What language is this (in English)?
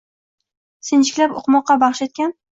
Uzbek